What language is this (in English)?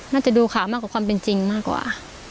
Thai